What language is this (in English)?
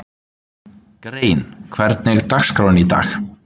Icelandic